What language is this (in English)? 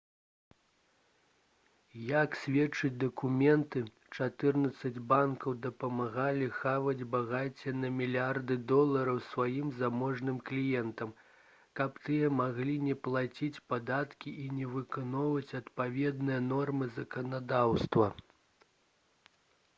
Belarusian